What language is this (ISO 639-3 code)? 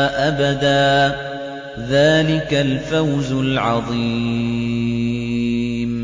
ara